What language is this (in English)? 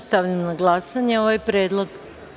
Serbian